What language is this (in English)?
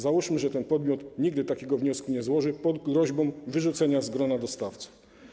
Polish